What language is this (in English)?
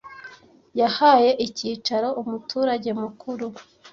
Kinyarwanda